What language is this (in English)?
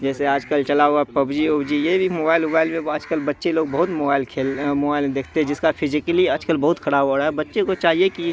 Urdu